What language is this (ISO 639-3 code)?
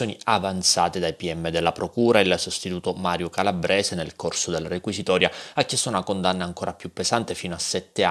ita